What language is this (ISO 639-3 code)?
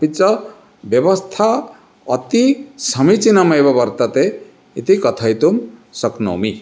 san